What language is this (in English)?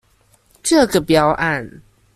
Chinese